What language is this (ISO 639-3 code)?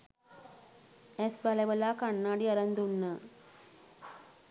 sin